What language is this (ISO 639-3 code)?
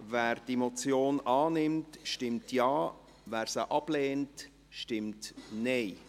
gsw